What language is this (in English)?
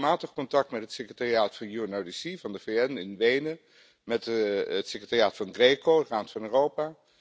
Dutch